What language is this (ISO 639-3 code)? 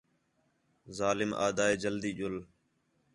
xhe